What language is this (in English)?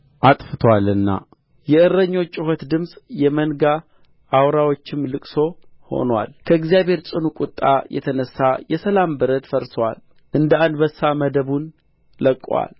Amharic